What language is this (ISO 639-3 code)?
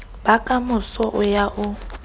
sot